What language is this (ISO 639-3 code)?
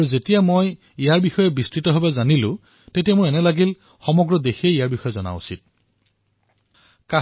asm